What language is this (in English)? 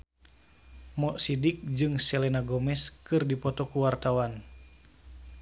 Sundanese